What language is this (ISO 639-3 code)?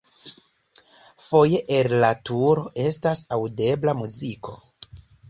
epo